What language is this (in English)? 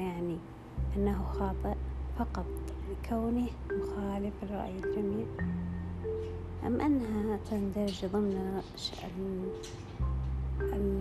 Arabic